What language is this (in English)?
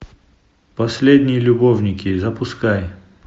Russian